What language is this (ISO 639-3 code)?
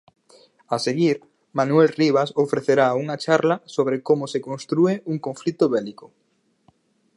glg